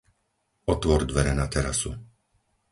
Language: Slovak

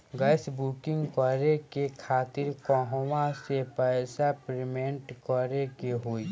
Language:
Bhojpuri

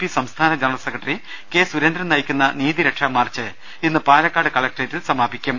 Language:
Malayalam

